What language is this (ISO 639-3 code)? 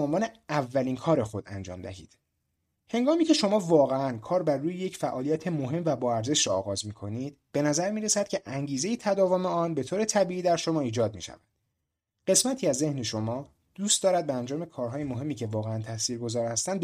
fas